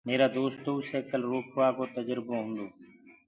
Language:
Gurgula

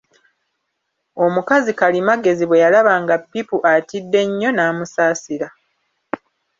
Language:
Ganda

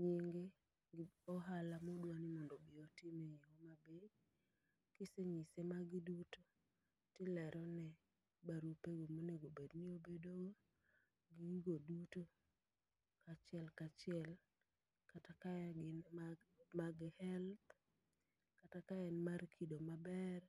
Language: Luo (Kenya and Tanzania)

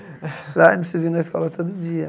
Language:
Portuguese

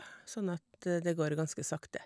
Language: Norwegian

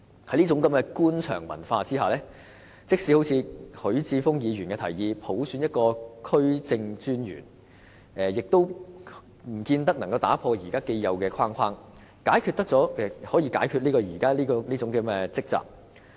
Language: Cantonese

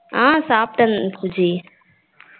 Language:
Tamil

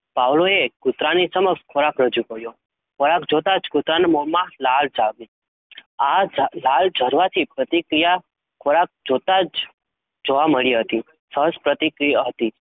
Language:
Gujarati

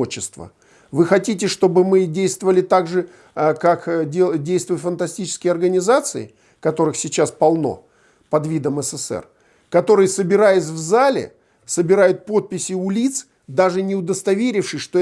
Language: Russian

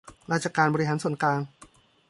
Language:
Thai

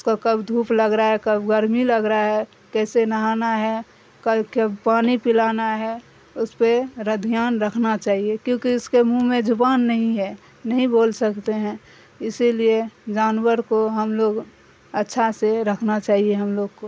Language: Urdu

